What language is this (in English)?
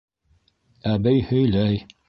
Bashkir